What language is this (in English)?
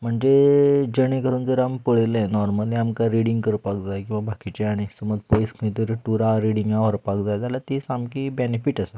Konkani